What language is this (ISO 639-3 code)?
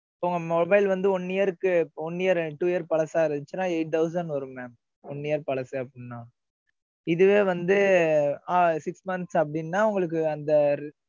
tam